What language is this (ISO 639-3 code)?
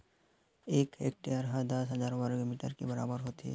hne